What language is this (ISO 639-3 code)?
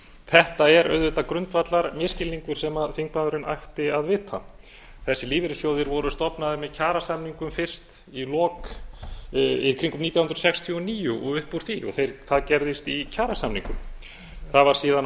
isl